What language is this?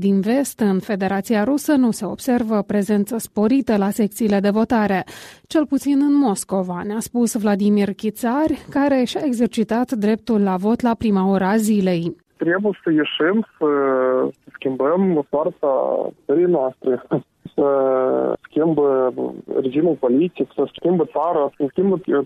Romanian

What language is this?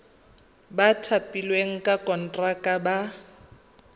Tswana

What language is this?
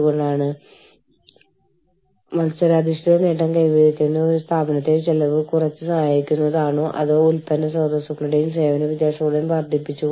Malayalam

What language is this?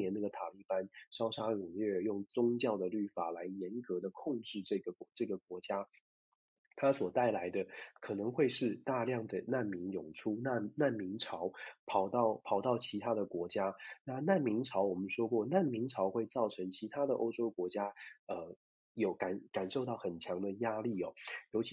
Chinese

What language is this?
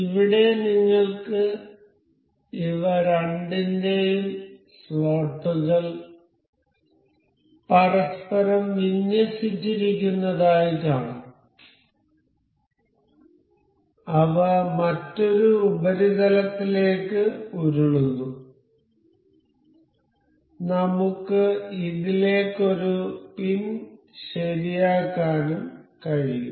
Malayalam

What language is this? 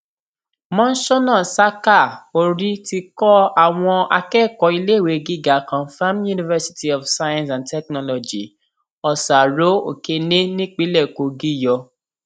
Yoruba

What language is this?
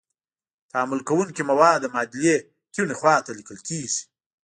Pashto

